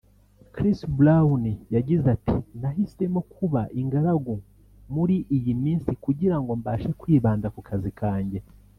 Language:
Kinyarwanda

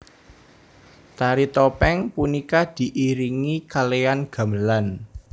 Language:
Javanese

